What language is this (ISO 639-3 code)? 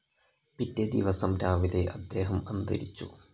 mal